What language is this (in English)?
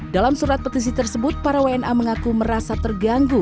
Indonesian